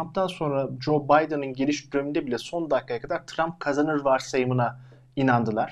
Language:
Turkish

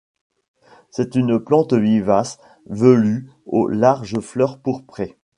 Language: French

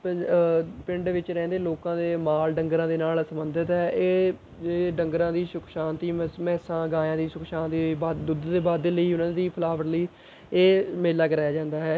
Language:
Punjabi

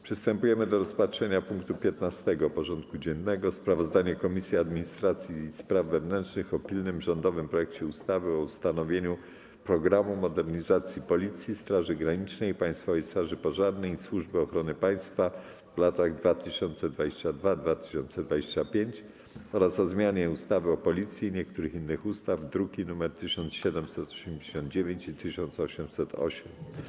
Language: Polish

